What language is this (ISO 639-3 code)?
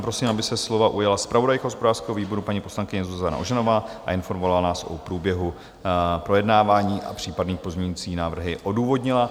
ces